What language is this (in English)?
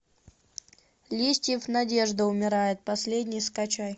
Russian